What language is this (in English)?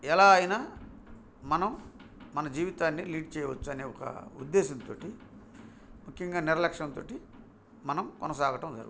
Telugu